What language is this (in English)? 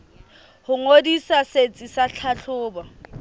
Southern Sotho